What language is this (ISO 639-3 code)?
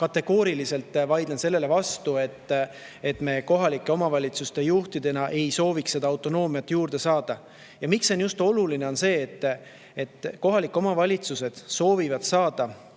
est